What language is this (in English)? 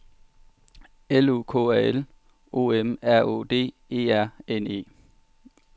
Danish